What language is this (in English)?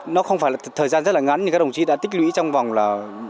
Vietnamese